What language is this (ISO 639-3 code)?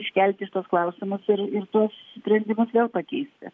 lit